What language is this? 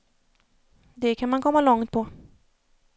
Swedish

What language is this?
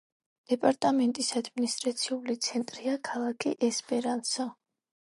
Georgian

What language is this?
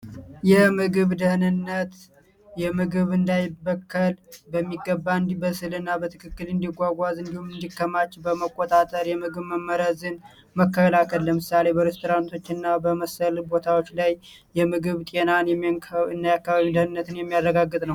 Amharic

